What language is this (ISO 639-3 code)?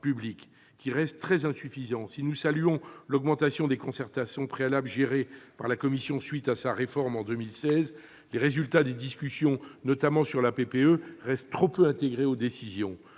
fra